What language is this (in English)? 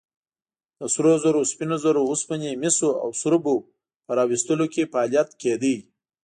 Pashto